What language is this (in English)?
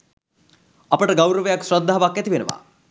Sinhala